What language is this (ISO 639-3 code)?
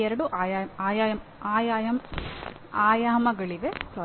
kan